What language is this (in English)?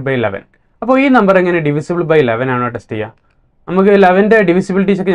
Malayalam